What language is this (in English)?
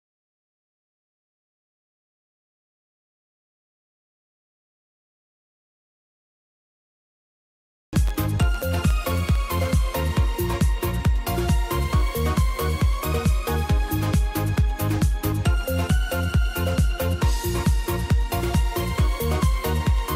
Polish